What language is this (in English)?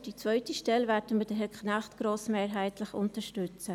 Swiss German